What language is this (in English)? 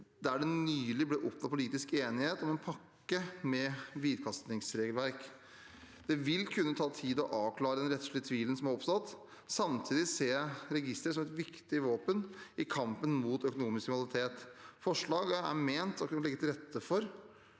Norwegian